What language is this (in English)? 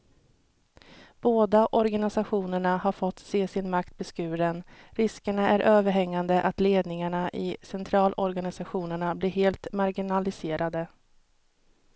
Swedish